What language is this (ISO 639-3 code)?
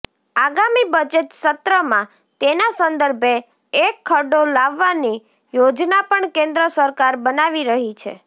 guj